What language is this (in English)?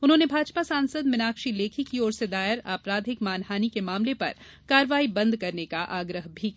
Hindi